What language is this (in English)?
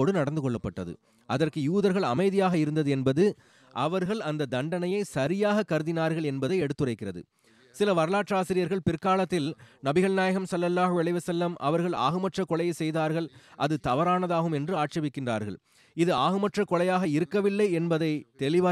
Tamil